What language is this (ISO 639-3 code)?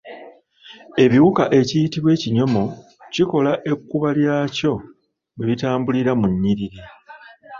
lug